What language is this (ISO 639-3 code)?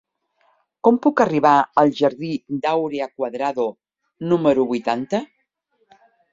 cat